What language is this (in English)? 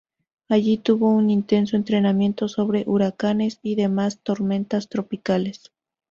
Spanish